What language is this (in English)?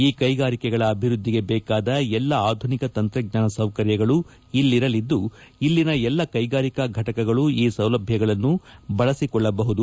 Kannada